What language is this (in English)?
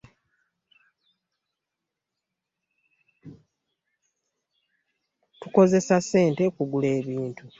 Ganda